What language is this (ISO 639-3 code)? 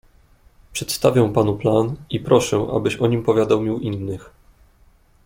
pol